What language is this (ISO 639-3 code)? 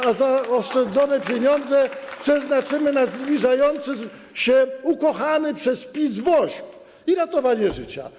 pol